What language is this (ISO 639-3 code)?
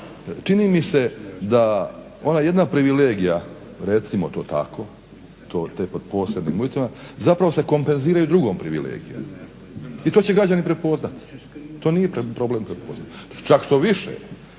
hrv